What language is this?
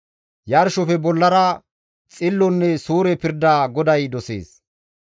Gamo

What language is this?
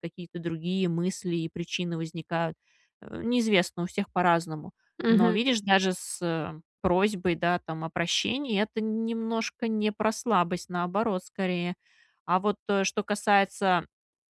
Russian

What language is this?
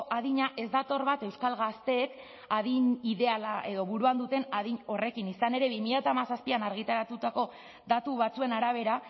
Basque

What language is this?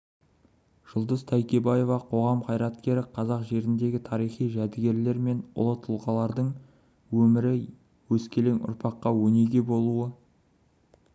Kazakh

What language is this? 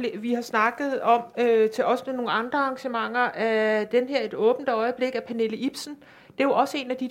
Danish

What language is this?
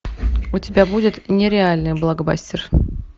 Russian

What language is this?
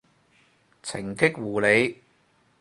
Cantonese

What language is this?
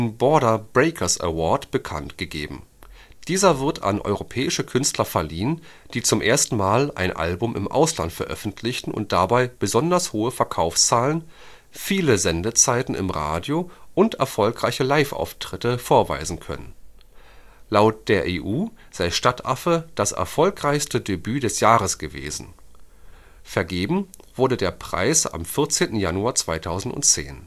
German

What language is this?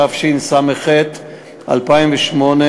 Hebrew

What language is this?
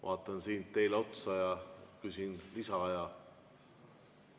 Estonian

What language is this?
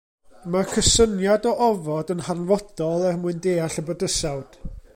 Welsh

